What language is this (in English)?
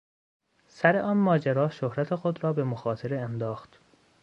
Persian